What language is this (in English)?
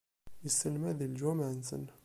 Kabyle